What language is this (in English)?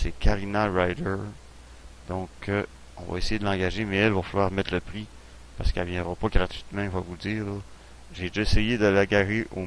French